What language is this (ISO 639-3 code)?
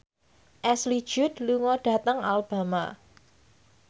jav